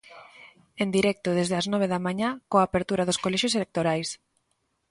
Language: Galician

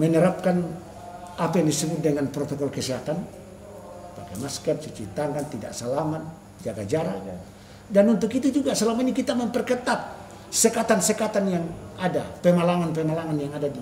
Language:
Indonesian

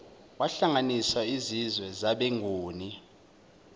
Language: Zulu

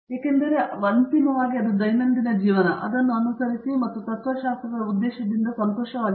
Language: Kannada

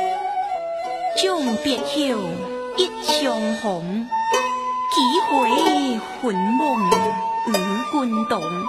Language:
Chinese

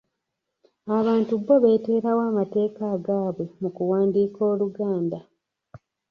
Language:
Ganda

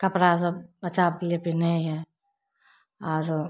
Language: Maithili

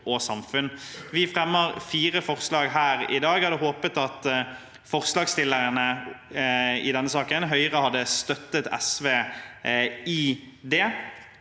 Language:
Norwegian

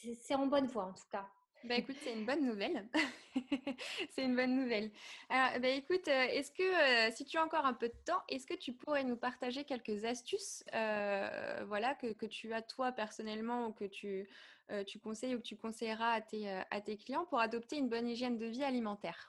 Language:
French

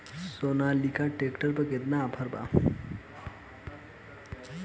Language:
Bhojpuri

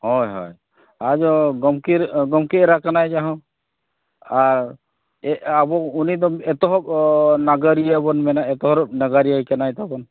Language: Santali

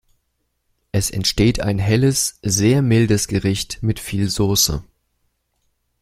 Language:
German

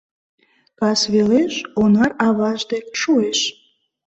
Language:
Mari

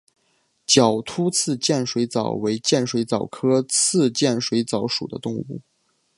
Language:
Chinese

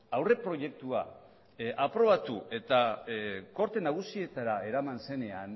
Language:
Basque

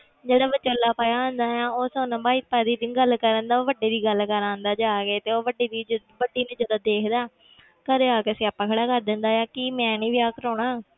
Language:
Punjabi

